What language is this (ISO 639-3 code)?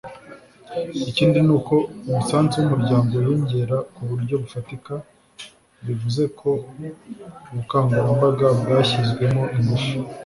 kin